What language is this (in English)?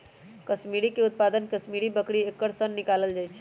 Magahi